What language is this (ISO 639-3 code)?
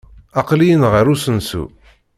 kab